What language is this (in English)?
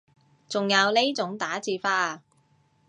Cantonese